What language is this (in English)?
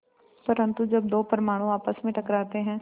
Hindi